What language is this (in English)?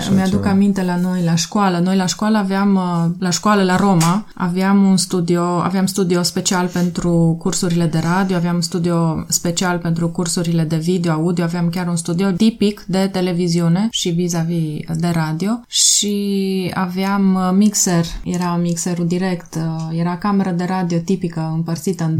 Romanian